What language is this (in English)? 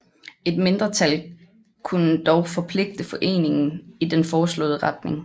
Danish